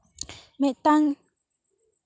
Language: Santali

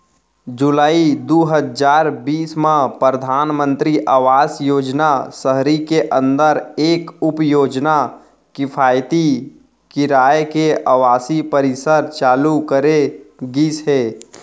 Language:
Chhattisgarhi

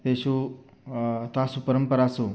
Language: Sanskrit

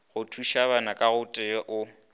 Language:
Northern Sotho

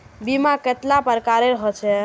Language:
Magahi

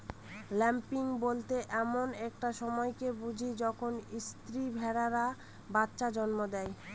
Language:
Bangla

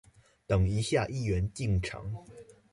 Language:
Chinese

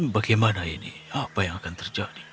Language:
Indonesian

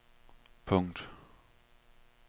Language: Danish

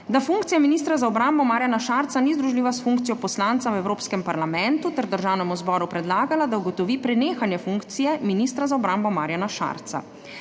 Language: Slovenian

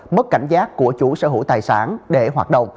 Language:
Vietnamese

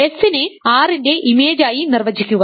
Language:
Malayalam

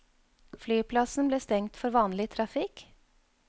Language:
Norwegian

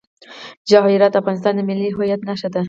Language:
Pashto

